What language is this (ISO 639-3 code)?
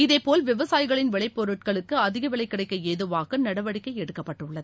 tam